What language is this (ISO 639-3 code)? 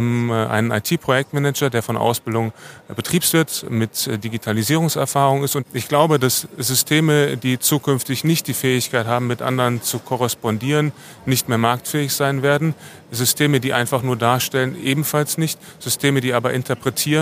deu